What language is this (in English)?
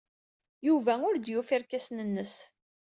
Kabyle